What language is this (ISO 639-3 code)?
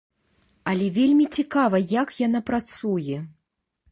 bel